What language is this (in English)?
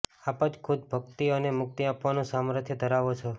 Gujarati